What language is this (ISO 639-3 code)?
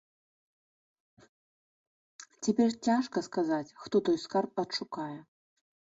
bel